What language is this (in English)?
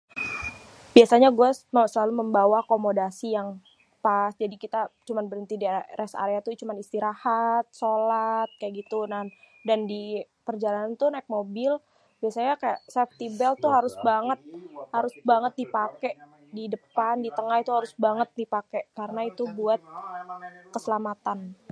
Betawi